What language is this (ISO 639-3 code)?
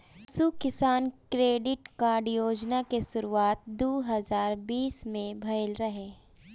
bho